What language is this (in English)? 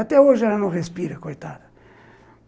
Portuguese